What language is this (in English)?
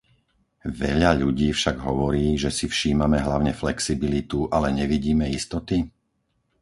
Slovak